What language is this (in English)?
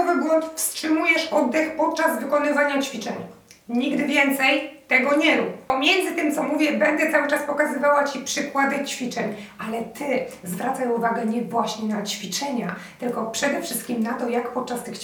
Polish